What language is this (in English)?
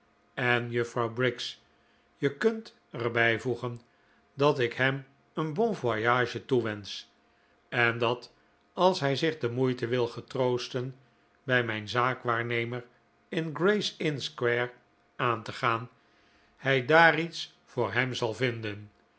Dutch